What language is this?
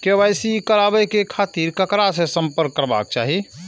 Maithili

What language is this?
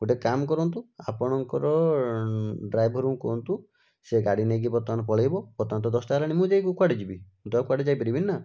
Odia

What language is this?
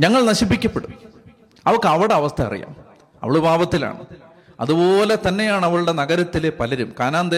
Malayalam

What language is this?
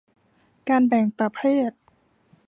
Thai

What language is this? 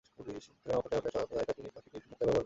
Bangla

